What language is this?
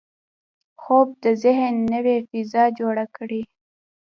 Pashto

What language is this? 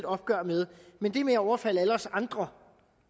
Danish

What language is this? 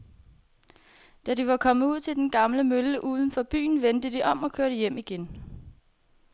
Danish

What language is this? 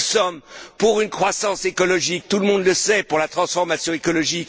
French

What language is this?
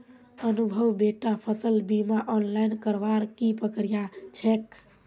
Magahi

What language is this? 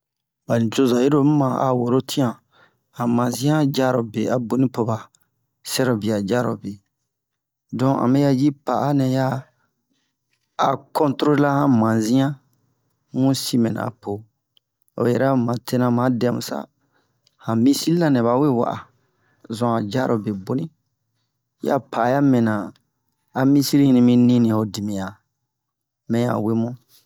Bomu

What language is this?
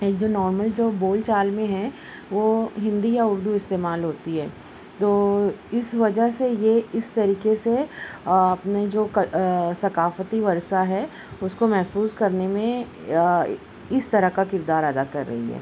Urdu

